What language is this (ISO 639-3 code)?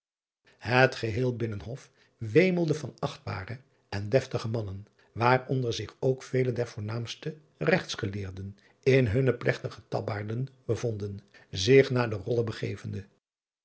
nld